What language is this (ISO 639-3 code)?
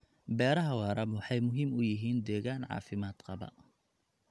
som